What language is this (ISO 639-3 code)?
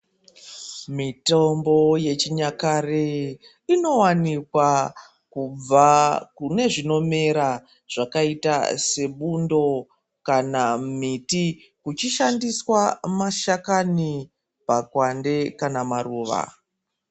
ndc